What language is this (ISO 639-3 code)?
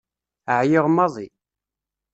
kab